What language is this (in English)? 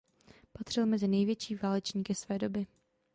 Czech